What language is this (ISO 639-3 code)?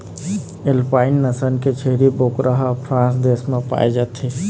hne